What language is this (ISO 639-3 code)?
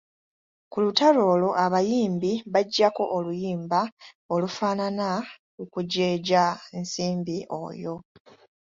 lug